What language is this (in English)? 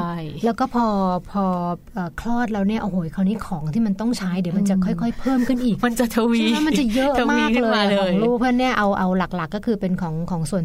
Thai